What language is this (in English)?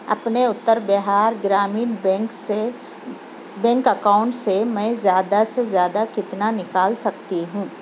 Urdu